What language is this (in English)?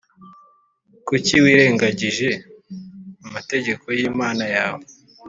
Kinyarwanda